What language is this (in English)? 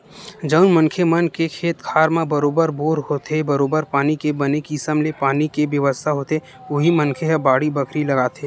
Chhattisgarhi